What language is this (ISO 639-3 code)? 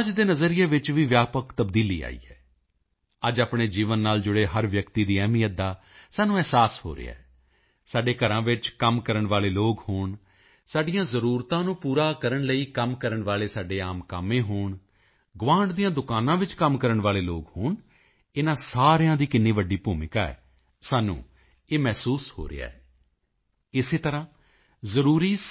pan